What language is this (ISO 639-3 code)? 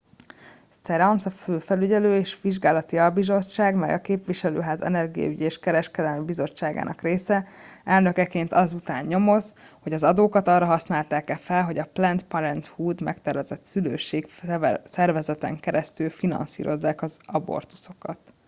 hun